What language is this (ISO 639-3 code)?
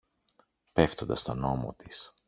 ell